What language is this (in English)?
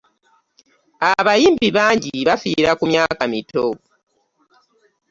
Ganda